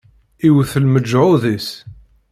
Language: Kabyle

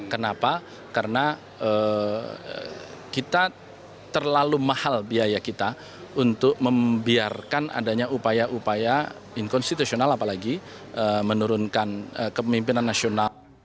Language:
Indonesian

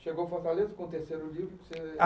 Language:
Portuguese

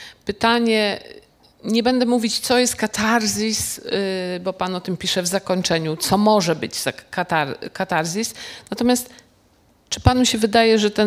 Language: Polish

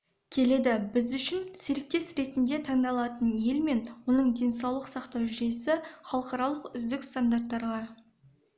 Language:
Kazakh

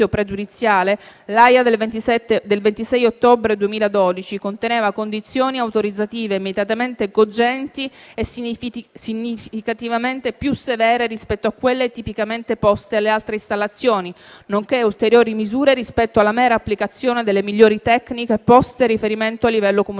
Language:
Italian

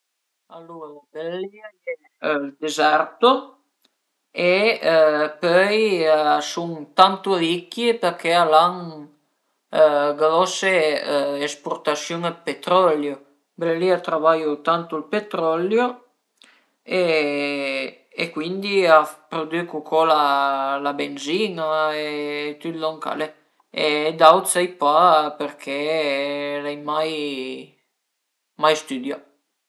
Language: Piedmontese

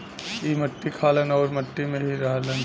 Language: Bhojpuri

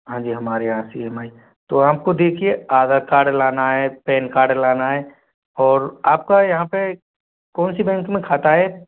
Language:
Hindi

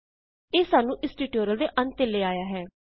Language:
Punjabi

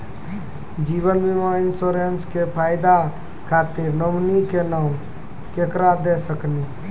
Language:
Maithili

